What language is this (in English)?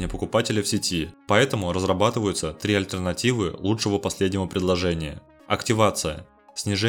Russian